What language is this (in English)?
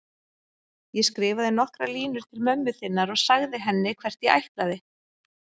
Icelandic